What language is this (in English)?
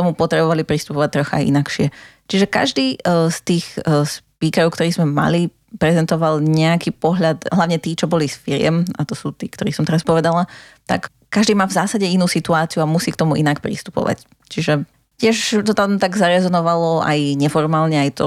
Slovak